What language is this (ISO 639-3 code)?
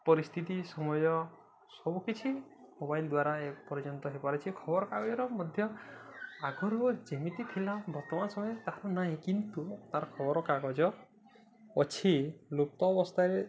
ori